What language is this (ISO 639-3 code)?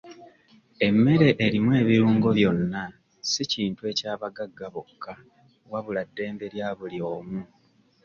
lug